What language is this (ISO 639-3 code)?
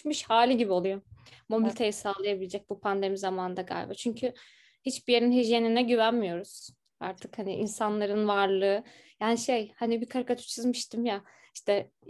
tur